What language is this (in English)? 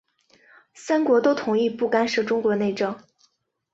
Chinese